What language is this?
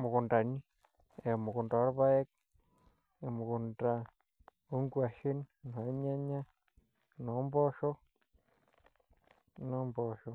Masai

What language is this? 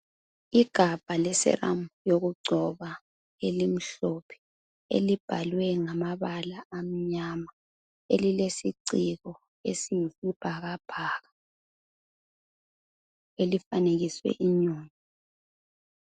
North Ndebele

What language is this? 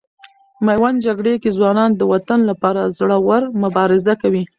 Pashto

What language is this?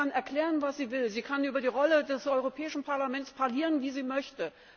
German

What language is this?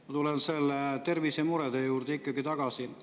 Estonian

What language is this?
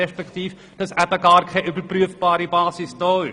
Swiss German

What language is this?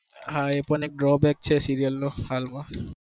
Gujarati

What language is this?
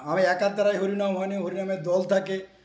Bangla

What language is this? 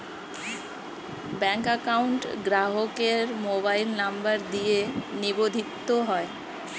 Bangla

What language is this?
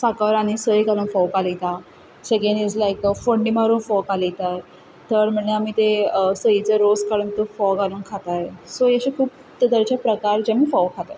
Konkani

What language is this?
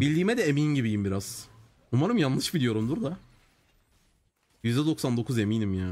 Turkish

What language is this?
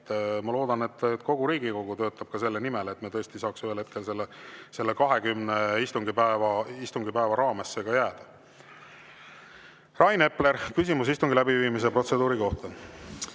Estonian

